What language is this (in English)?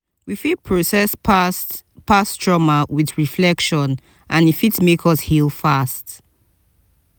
Nigerian Pidgin